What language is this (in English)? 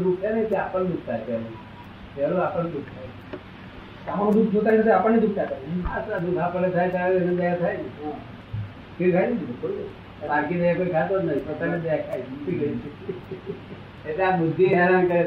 Gujarati